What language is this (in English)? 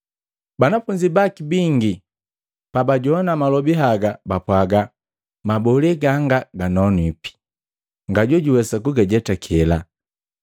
Matengo